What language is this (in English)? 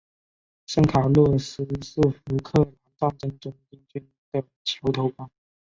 Chinese